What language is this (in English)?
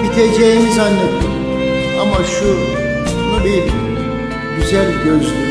Turkish